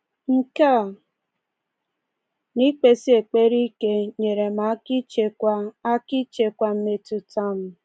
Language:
Igbo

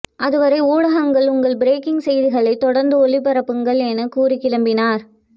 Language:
Tamil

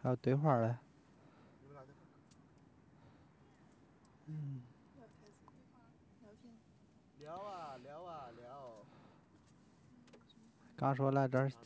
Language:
Chinese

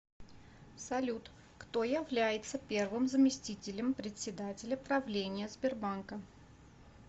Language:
Russian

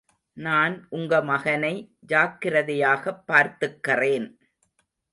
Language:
Tamil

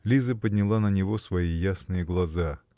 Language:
Russian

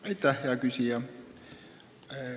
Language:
Estonian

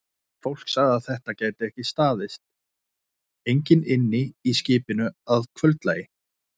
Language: Icelandic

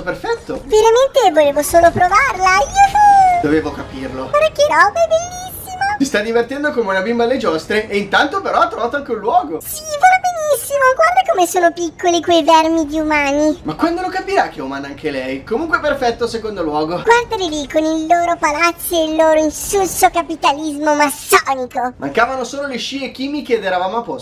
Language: Italian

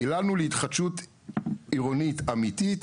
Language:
Hebrew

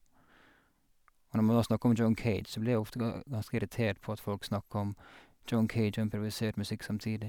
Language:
Norwegian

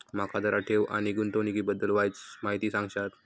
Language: Marathi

